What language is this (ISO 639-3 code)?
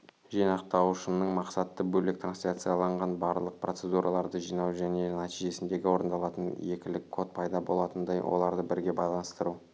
kaz